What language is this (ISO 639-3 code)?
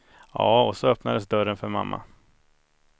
swe